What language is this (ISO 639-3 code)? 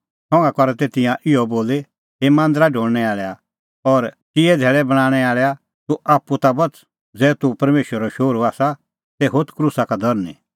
kfx